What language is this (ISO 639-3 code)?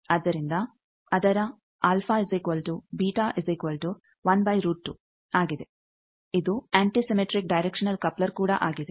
kan